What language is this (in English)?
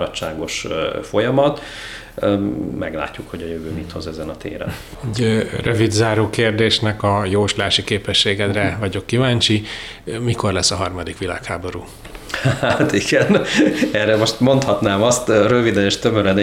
Hungarian